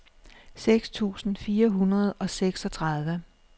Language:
Danish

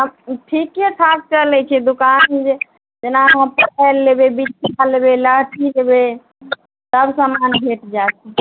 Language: Maithili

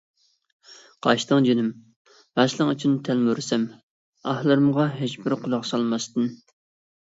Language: Uyghur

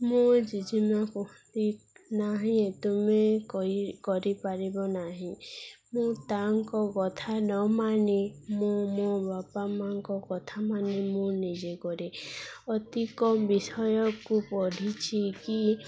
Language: Odia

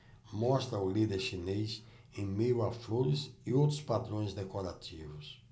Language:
Portuguese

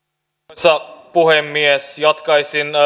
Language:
Finnish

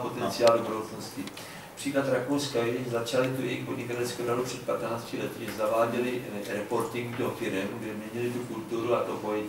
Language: Czech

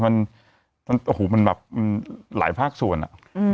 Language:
Thai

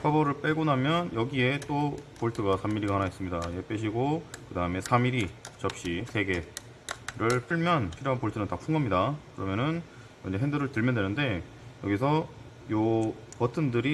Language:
Korean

